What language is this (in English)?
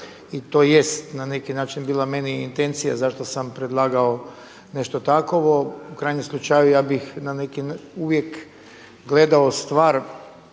Croatian